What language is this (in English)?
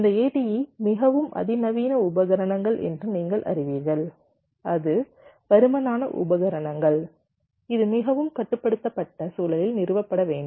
Tamil